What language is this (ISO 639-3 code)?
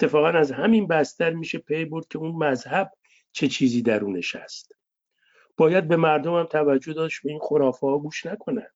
fas